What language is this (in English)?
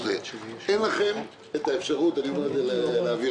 Hebrew